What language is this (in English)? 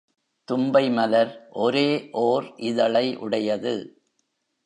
Tamil